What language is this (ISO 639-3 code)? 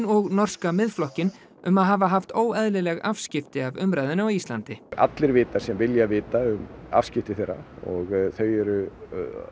isl